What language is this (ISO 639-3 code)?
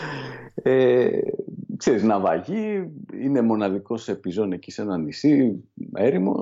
ell